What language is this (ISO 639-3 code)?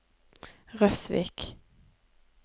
nor